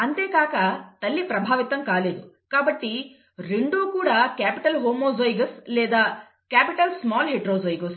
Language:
Telugu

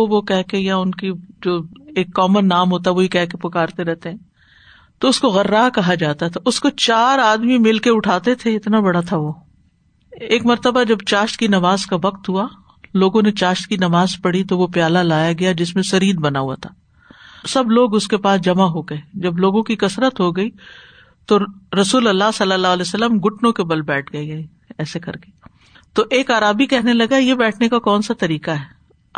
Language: Urdu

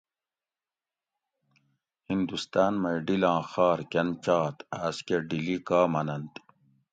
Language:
Gawri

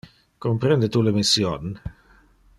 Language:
Interlingua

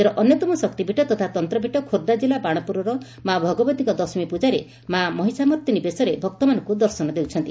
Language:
Odia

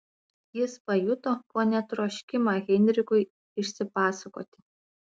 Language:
Lithuanian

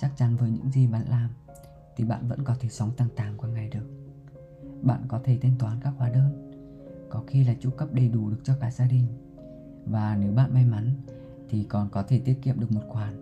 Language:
Vietnamese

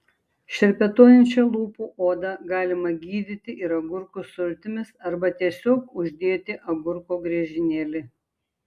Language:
Lithuanian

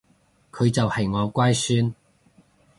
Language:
Cantonese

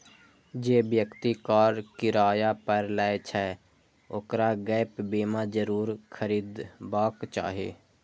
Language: Maithili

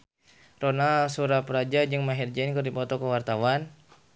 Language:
Sundanese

